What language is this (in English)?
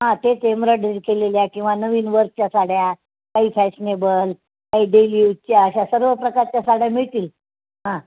Marathi